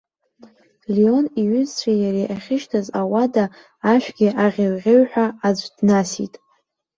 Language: Abkhazian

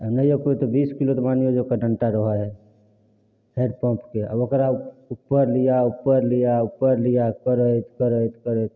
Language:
Maithili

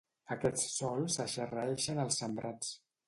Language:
Catalan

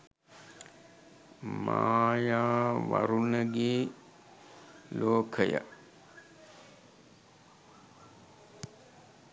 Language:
Sinhala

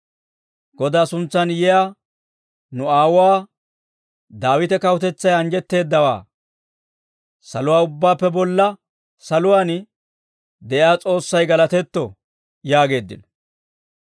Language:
Dawro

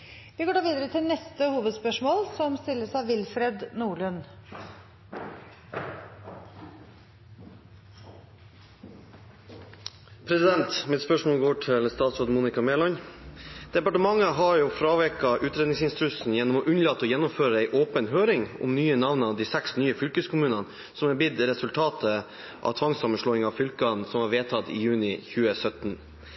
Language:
Norwegian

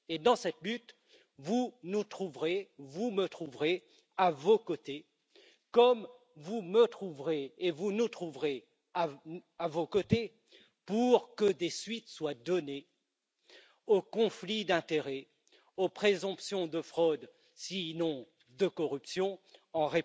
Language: French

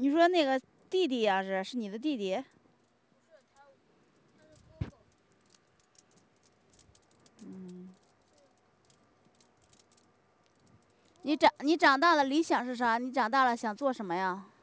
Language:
Chinese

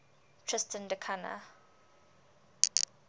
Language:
English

